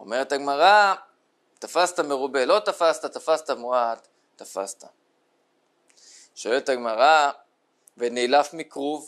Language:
Hebrew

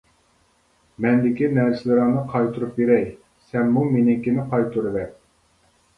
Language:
Uyghur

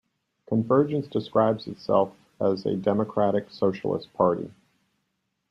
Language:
English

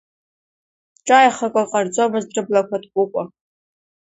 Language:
Abkhazian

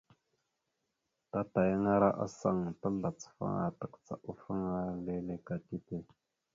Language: Mada (Cameroon)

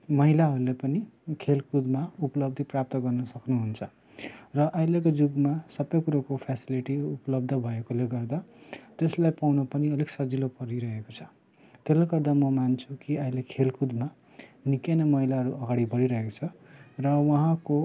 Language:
Nepali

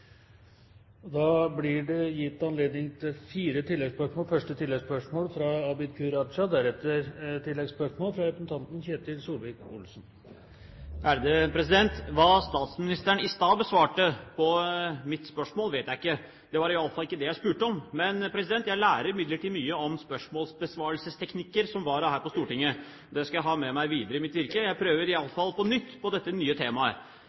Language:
Norwegian Bokmål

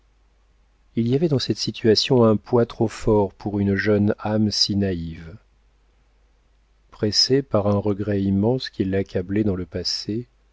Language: French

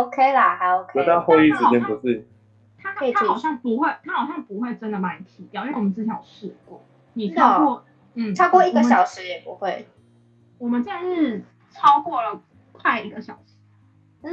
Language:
Chinese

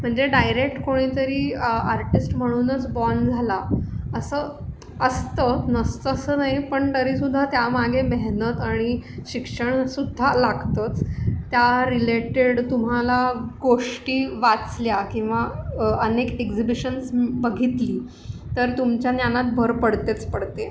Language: Marathi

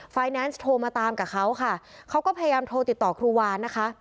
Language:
Thai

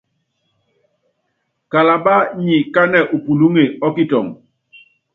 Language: Yangben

